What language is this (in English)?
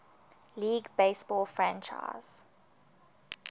English